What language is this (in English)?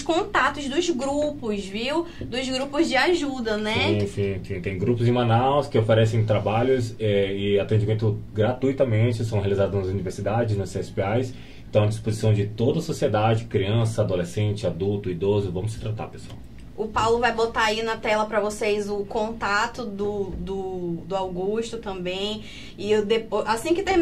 Portuguese